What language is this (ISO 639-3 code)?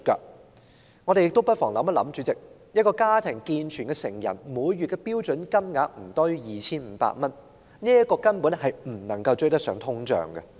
yue